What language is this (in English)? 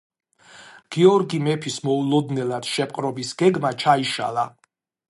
Georgian